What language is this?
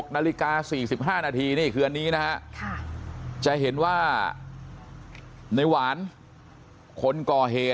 Thai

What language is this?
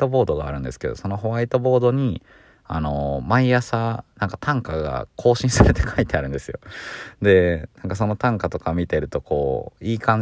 Japanese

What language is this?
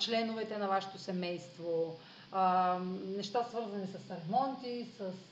Bulgarian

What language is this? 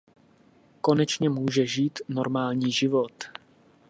Czech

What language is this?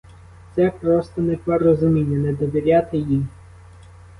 Ukrainian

